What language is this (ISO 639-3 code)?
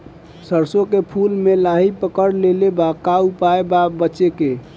bho